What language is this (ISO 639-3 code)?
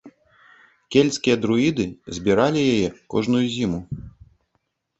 bel